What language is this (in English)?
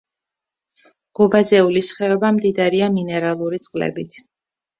Georgian